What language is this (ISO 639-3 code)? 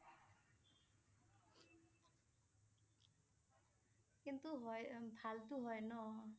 asm